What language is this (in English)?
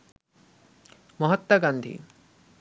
Bangla